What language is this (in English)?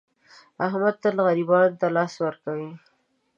Pashto